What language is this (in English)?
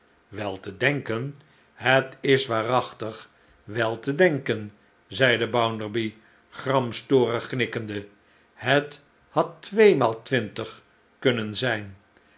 Dutch